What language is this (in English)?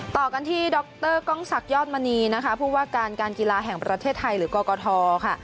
Thai